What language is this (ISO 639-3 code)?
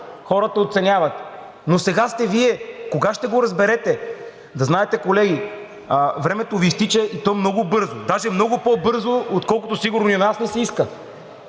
bul